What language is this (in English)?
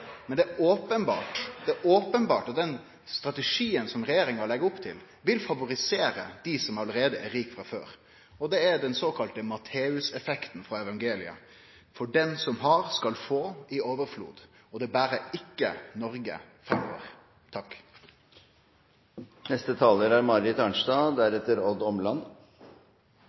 Norwegian Nynorsk